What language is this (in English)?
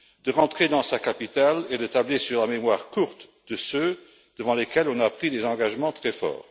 French